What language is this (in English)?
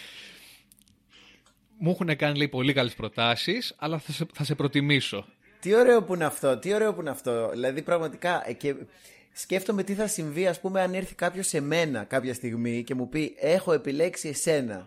Greek